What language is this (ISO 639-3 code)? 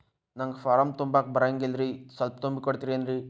kan